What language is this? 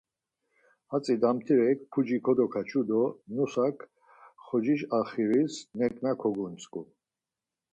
Laz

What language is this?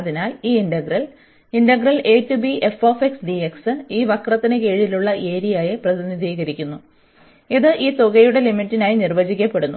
Malayalam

